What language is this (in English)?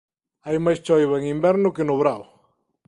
Galician